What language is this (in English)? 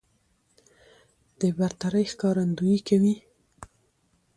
Pashto